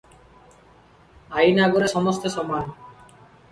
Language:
Odia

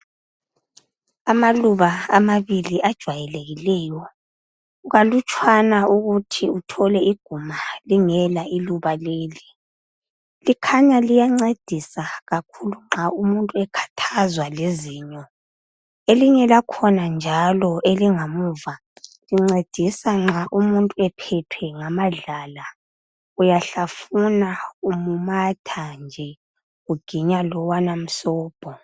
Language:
North Ndebele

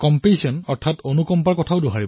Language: Assamese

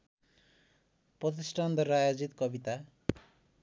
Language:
Nepali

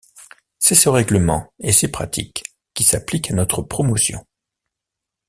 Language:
French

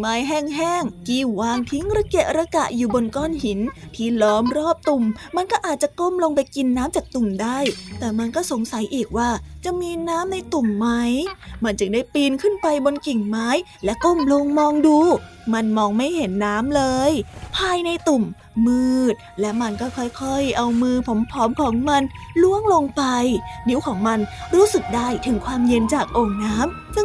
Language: Thai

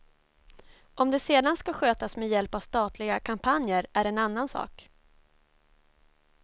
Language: Swedish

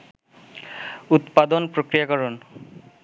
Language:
Bangla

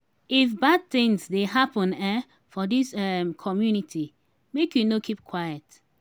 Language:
Nigerian Pidgin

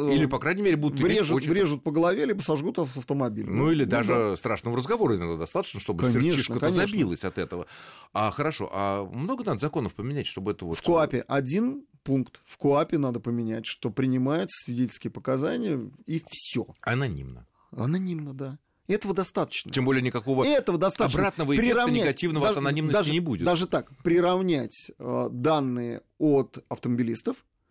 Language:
Russian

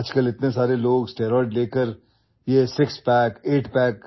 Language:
English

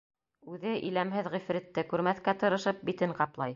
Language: Bashkir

